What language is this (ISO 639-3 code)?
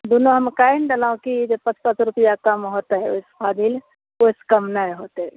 mai